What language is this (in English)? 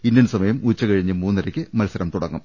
Malayalam